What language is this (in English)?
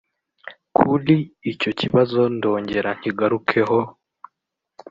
Kinyarwanda